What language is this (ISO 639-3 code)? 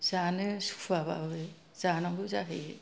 brx